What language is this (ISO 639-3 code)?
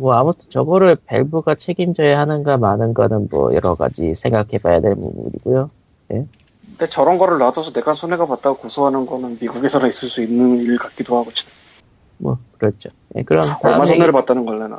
kor